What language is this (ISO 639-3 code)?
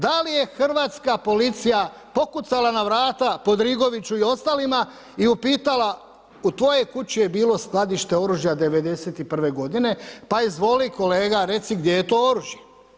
hrv